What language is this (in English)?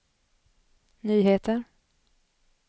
Swedish